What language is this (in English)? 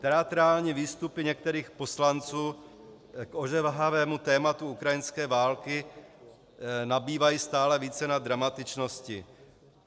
Czech